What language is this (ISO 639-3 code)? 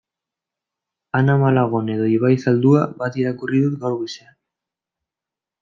eus